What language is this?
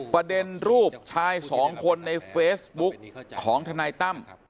Thai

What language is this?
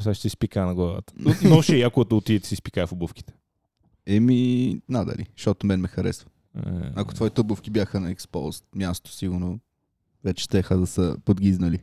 Bulgarian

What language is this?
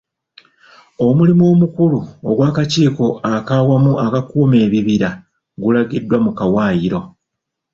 Ganda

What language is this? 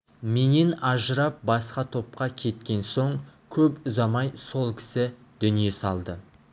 Kazakh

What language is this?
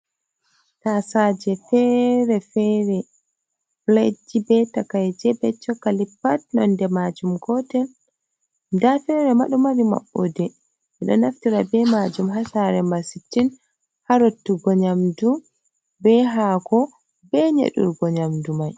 Fula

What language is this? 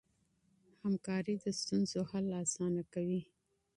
Pashto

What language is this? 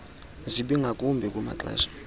Xhosa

